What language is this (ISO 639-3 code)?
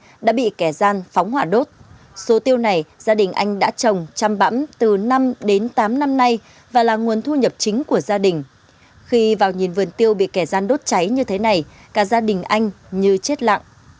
vie